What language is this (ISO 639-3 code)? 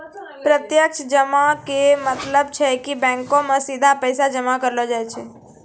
mai